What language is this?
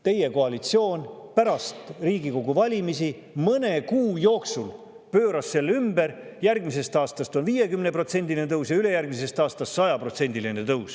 Estonian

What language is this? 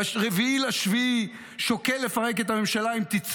Hebrew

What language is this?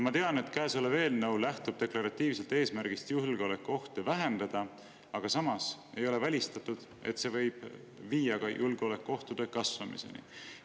Estonian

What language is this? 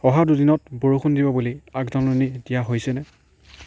Assamese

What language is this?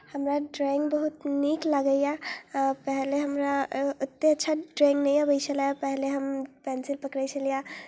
Maithili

